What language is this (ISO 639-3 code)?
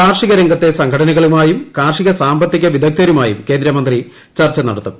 mal